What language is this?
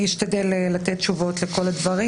Hebrew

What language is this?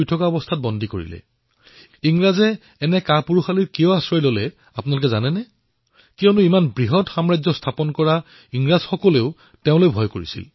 Assamese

